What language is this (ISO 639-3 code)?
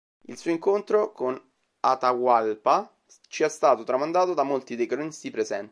ita